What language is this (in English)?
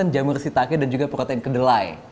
Indonesian